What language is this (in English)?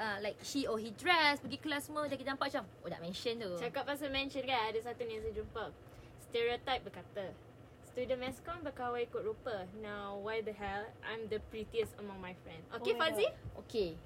Malay